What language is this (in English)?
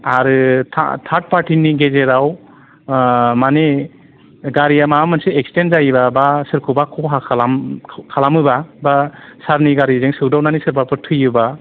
Bodo